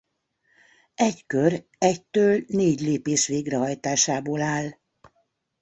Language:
Hungarian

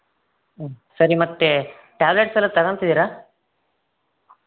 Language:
Kannada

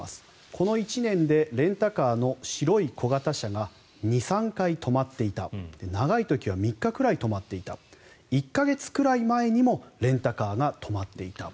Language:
Japanese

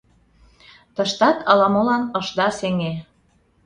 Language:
Mari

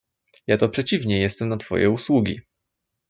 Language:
Polish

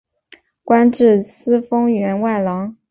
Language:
Chinese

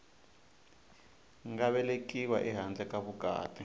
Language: Tsonga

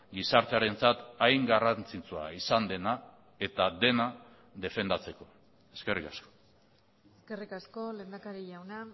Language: Basque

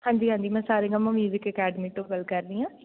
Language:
Punjabi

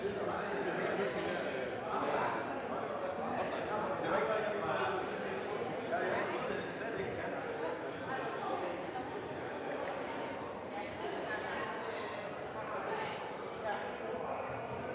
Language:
Danish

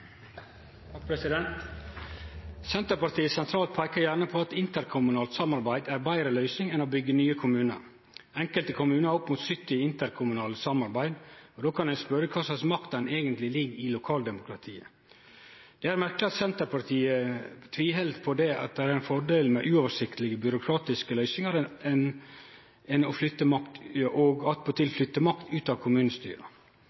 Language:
Norwegian Nynorsk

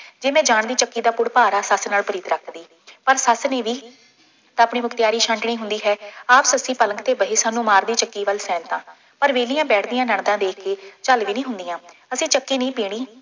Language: Punjabi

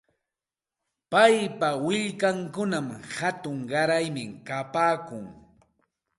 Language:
Santa Ana de Tusi Pasco Quechua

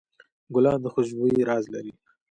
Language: Pashto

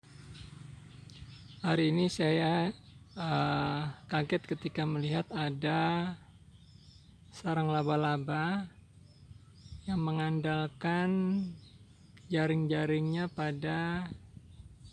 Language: Indonesian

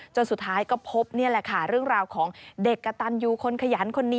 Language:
Thai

